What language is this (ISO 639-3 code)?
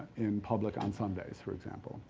eng